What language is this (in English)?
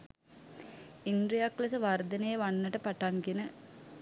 Sinhala